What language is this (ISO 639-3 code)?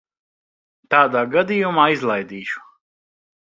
lav